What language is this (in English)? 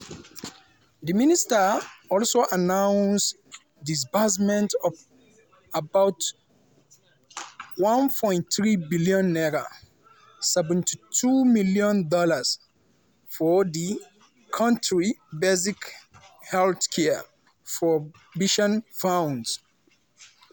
Nigerian Pidgin